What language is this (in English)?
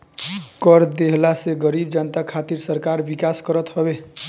Bhojpuri